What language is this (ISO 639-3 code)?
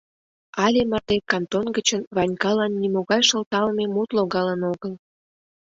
chm